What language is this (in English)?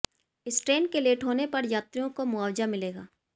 Hindi